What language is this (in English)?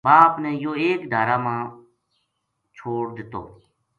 Gujari